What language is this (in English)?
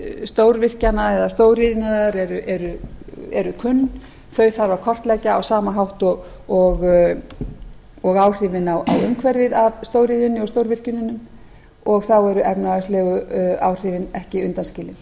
Icelandic